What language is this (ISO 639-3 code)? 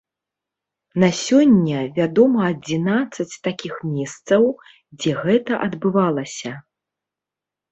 bel